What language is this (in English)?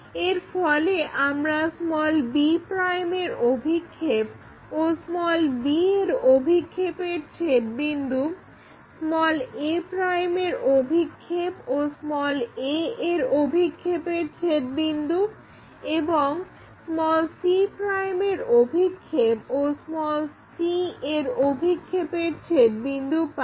Bangla